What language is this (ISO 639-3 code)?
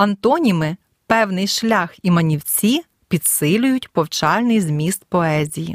ukr